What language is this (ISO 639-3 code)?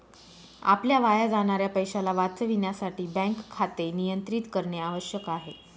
mar